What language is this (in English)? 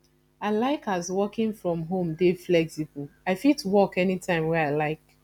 Nigerian Pidgin